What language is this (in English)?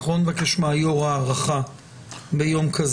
Hebrew